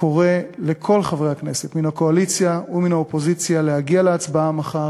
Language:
Hebrew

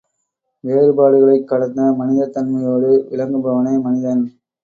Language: Tamil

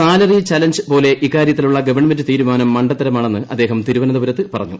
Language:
Malayalam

